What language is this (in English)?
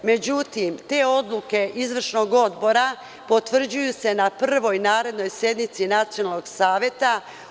Serbian